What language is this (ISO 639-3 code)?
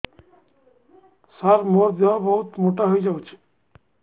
ori